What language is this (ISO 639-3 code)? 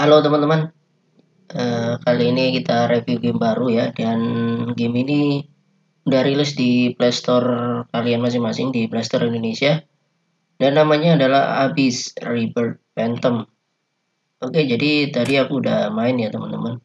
ind